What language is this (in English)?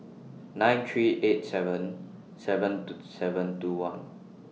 English